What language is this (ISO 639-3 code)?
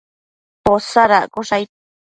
mcf